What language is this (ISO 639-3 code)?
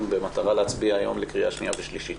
heb